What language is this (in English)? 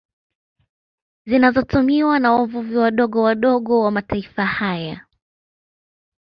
Swahili